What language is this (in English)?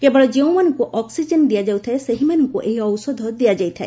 Odia